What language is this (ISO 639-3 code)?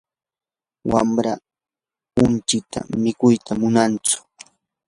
qur